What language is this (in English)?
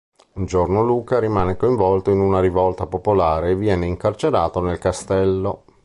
Italian